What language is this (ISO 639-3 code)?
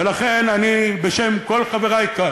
heb